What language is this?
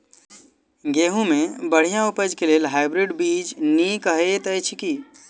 Maithili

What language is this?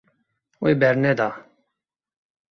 Kurdish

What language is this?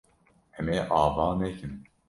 Kurdish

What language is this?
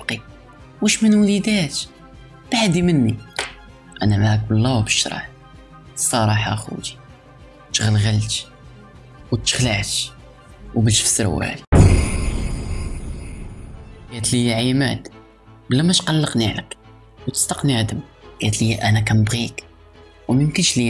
Arabic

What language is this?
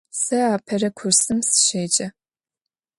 Adyghe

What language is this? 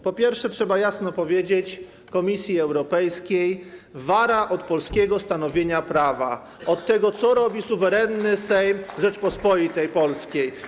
Polish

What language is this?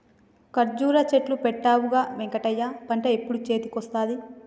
Telugu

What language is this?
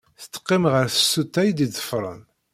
Kabyle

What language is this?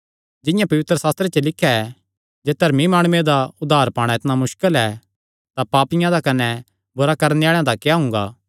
Kangri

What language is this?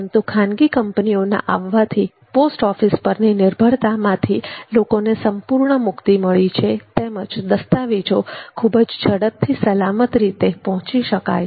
Gujarati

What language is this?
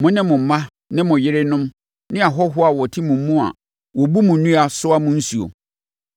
Akan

